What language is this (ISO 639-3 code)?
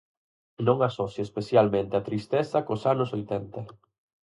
glg